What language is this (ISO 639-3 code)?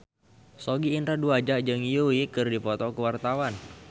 sun